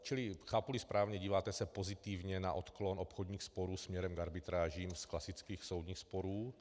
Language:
Czech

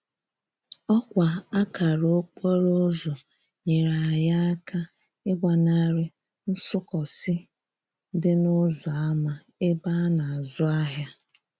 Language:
Igbo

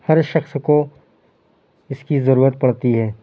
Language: Urdu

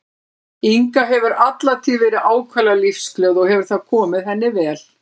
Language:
Icelandic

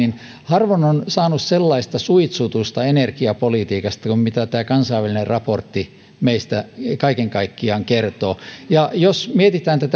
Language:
Finnish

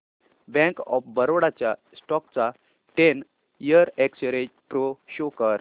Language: Marathi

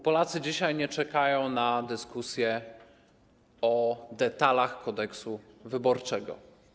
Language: Polish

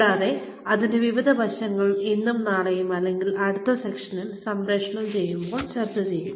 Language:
Malayalam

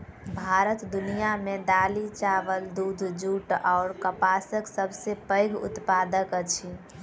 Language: Maithili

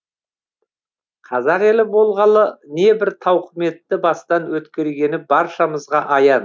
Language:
Kazakh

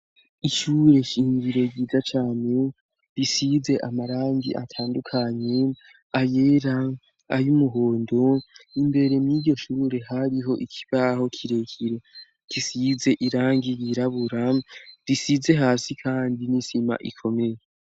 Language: Rundi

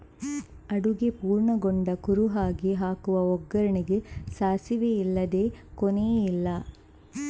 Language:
Kannada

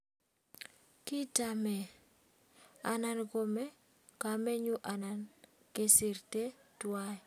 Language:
Kalenjin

